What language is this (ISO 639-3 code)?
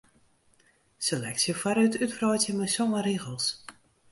fry